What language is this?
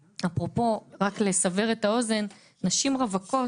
Hebrew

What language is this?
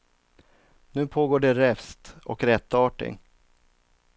Swedish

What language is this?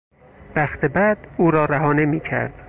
Persian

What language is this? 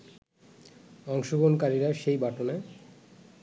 Bangla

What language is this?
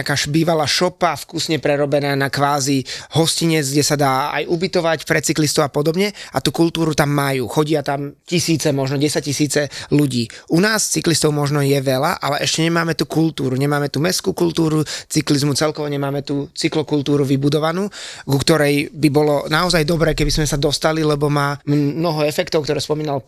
Slovak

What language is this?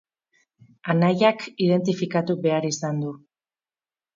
Basque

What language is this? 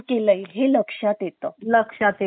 Marathi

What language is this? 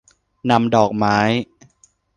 Thai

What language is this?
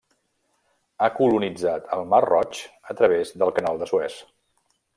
Catalan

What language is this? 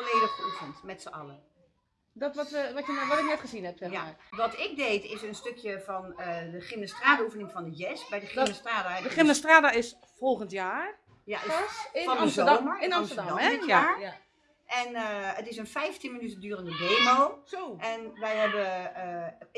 Dutch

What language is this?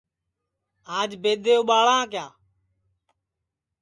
Sansi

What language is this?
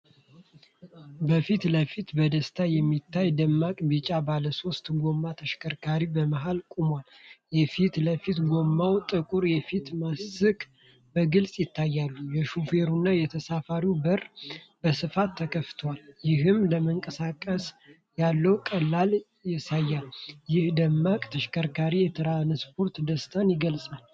Amharic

